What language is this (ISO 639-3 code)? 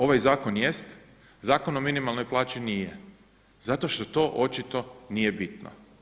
hrv